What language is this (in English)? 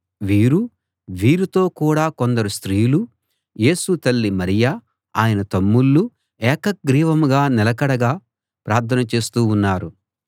Telugu